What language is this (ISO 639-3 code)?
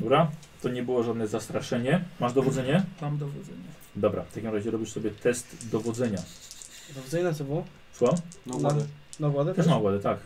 pol